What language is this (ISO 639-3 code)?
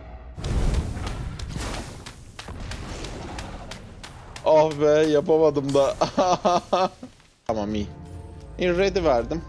tur